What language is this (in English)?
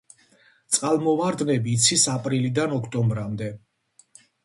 Georgian